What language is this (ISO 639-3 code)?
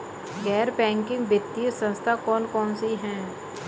hin